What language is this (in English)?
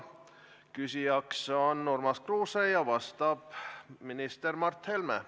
Estonian